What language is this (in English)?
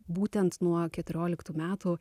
Lithuanian